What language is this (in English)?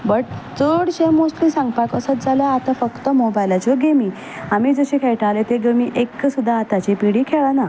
Konkani